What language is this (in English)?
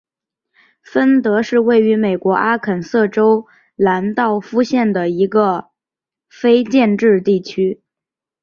Chinese